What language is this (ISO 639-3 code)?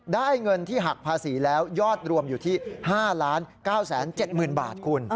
tha